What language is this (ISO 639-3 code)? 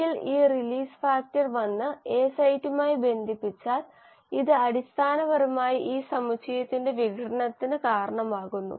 mal